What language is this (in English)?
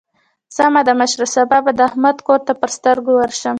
Pashto